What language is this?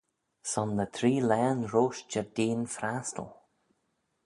Manx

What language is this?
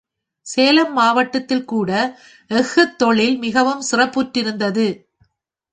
Tamil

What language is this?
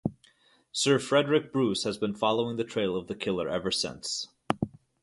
English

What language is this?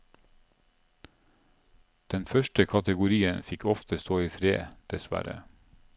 Norwegian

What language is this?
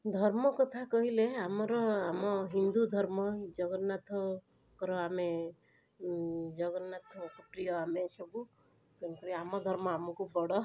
Odia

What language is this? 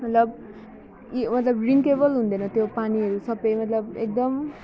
Nepali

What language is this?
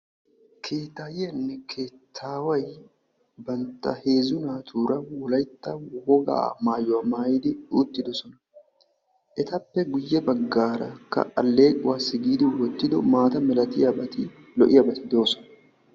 Wolaytta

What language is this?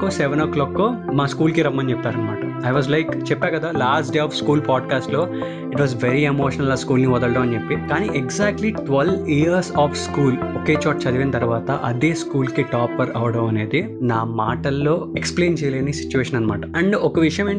Telugu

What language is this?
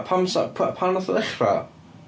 Welsh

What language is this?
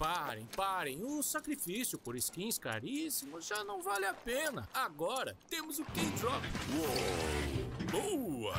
Portuguese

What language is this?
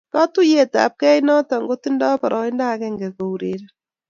Kalenjin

